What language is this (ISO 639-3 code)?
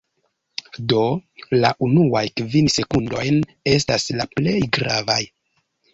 epo